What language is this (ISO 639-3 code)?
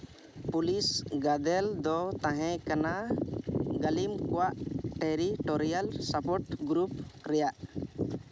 sat